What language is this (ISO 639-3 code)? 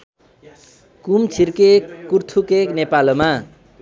nep